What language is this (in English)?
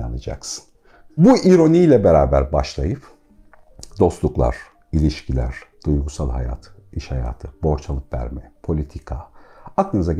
Turkish